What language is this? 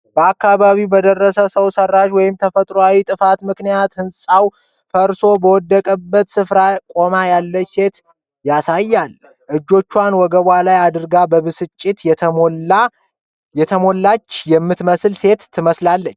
Amharic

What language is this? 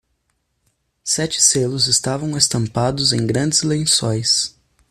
Portuguese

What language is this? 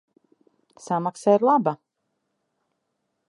Latvian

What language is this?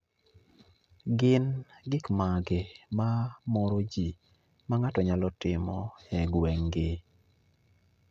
Luo (Kenya and Tanzania)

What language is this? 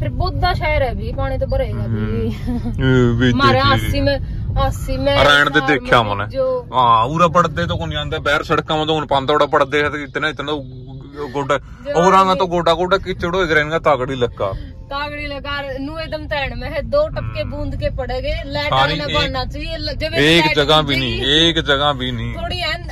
Hindi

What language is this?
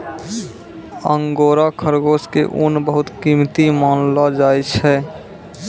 Maithili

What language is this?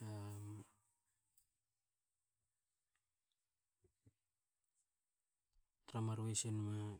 Hakö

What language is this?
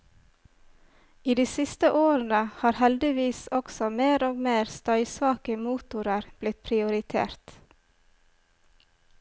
Norwegian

